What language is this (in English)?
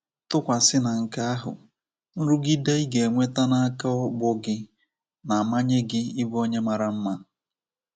Igbo